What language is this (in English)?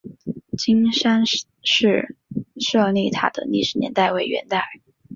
Chinese